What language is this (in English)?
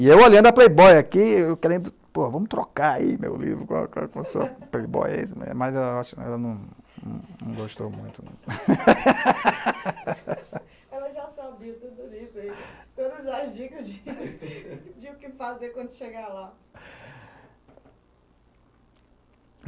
Portuguese